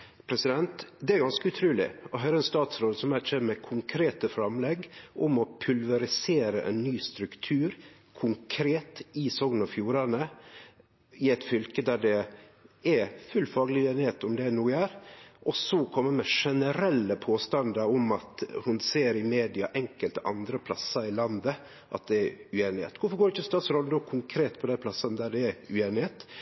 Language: Norwegian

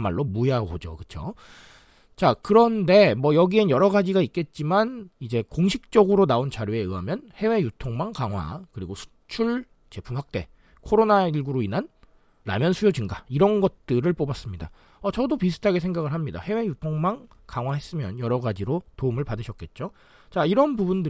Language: Korean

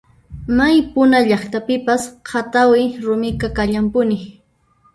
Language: Puno Quechua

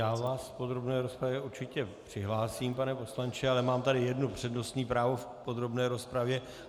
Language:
Czech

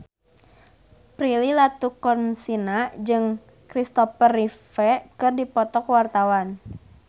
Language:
Sundanese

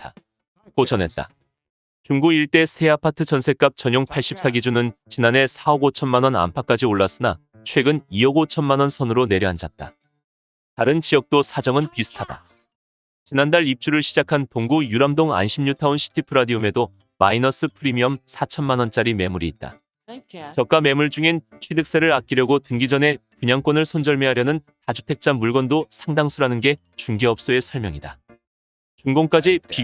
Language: Korean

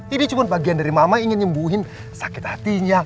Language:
Indonesian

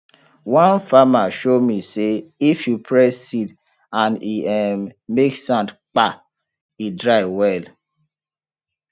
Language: Nigerian Pidgin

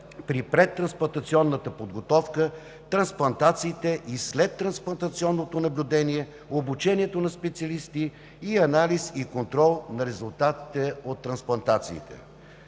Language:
Bulgarian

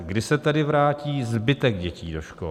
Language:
Czech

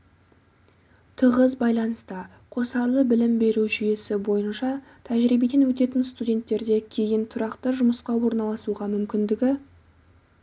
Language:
Kazakh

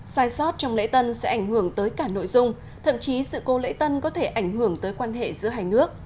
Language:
Vietnamese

